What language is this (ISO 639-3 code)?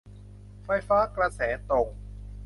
tha